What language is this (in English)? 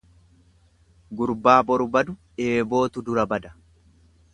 Oromo